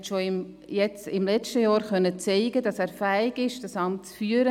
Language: Swiss German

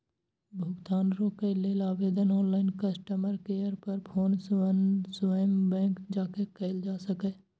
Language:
Maithili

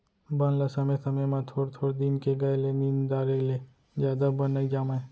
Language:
Chhattisgarhi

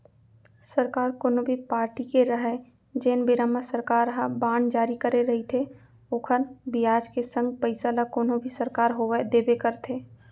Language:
Chhattisgarhi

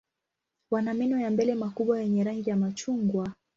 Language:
Swahili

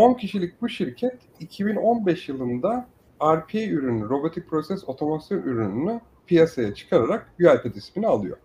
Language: Turkish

